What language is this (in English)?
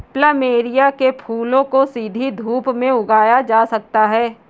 Hindi